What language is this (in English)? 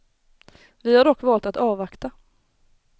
Swedish